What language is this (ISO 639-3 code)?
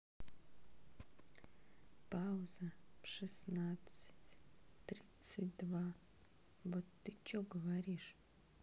rus